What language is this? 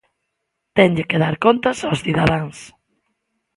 Galician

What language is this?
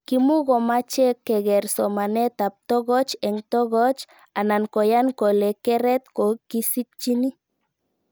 Kalenjin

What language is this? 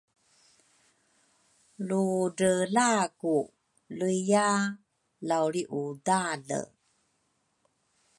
Rukai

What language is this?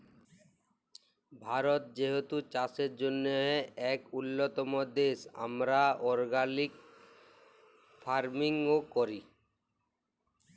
Bangla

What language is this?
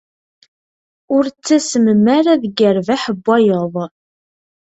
Kabyle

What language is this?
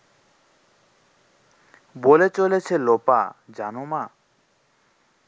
Bangla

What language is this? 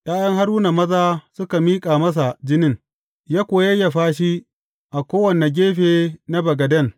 Hausa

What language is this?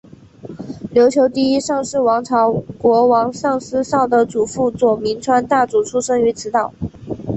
Chinese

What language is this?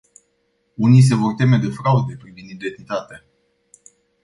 Romanian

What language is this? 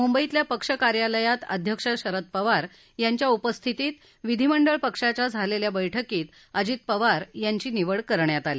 Marathi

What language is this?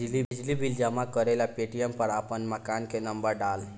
Bhojpuri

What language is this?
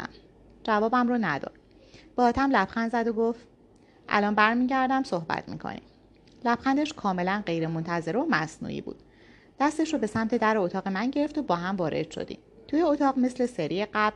Persian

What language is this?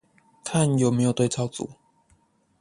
Chinese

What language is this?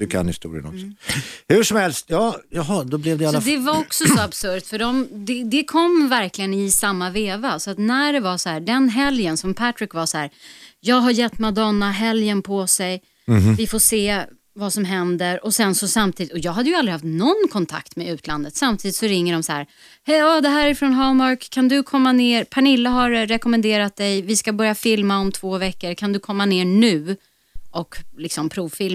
Swedish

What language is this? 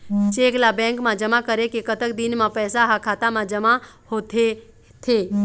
Chhattisgarhi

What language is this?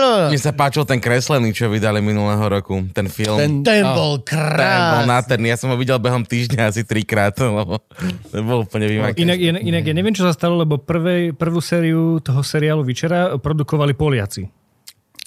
Slovak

